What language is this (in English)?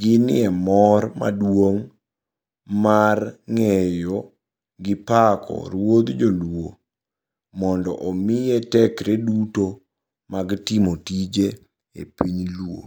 Luo (Kenya and Tanzania)